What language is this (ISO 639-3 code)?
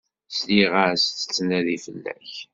kab